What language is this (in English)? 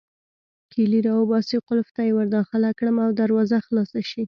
Pashto